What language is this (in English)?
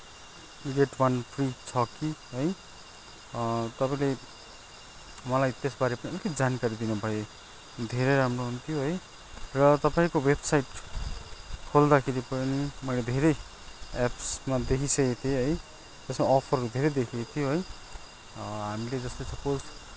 Nepali